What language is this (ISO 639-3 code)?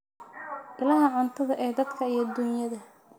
som